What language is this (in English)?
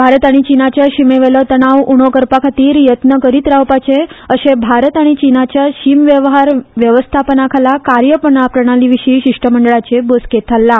Konkani